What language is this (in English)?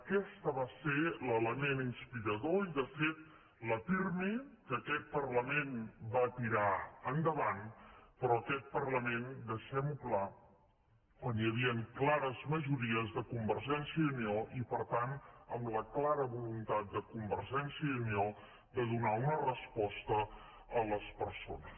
Catalan